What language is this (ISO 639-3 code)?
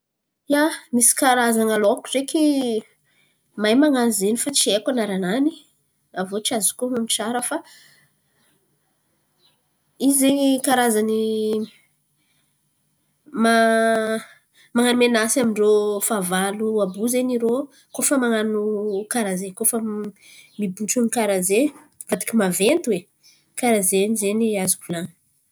xmv